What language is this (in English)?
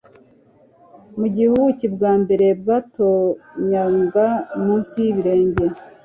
Kinyarwanda